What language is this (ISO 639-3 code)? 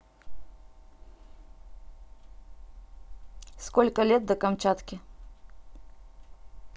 rus